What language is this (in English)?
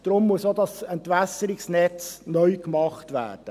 Swiss German